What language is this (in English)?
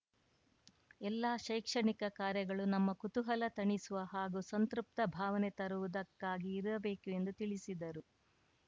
Kannada